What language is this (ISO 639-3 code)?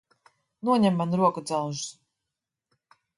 lav